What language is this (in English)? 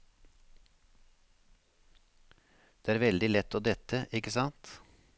Norwegian